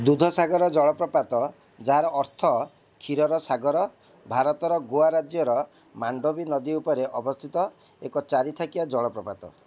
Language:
Odia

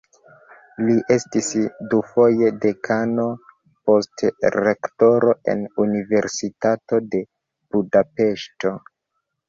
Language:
Esperanto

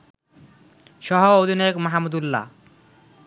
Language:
Bangla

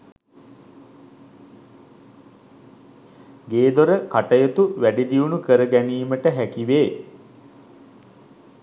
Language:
Sinhala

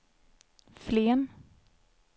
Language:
Swedish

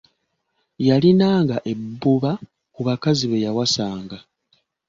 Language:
Ganda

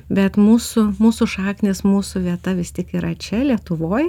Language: Lithuanian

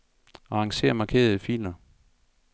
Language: Danish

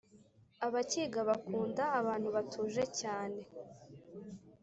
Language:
Kinyarwanda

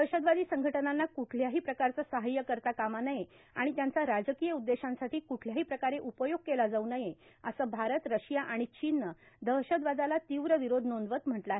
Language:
Marathi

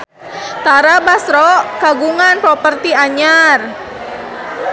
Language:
Sundanese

